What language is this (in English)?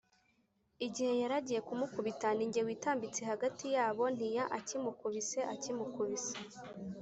Kinyarwanda